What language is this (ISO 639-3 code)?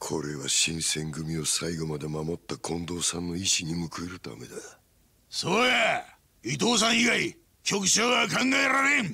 jpn